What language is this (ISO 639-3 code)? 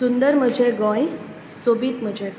kok